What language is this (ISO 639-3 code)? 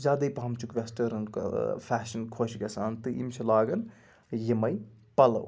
kas